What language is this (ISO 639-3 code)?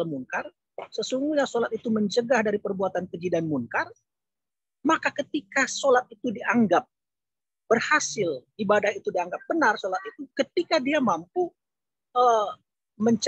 ind